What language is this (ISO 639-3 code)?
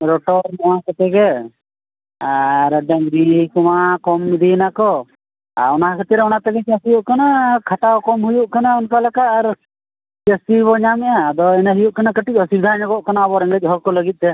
sat